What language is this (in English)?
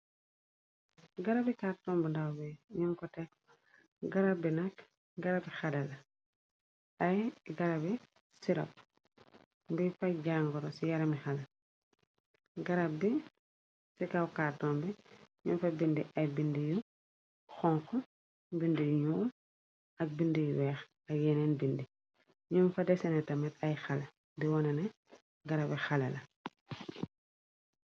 Wolof